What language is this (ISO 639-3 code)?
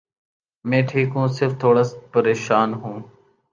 urd